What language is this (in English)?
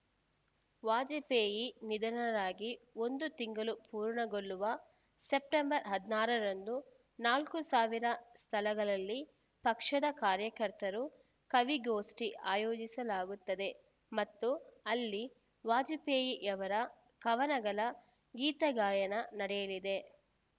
Kannada